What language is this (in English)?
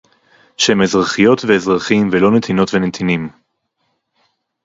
Hebrew